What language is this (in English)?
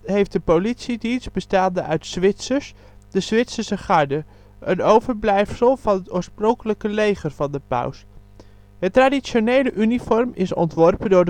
Dutch